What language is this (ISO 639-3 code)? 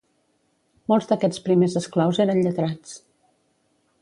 cat